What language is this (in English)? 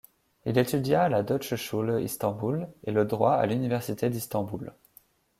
French